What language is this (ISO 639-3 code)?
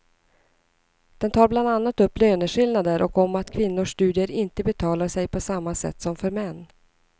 swe